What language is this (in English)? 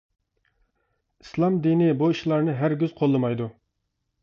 Uyghur